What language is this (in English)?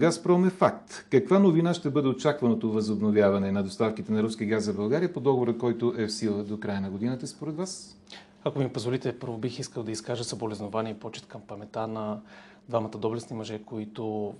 Bulgarian